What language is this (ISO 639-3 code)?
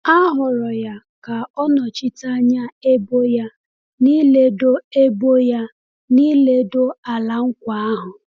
ibo